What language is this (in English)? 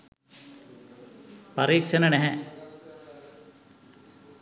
Sinhala